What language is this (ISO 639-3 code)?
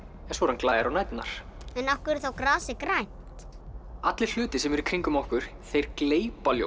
isl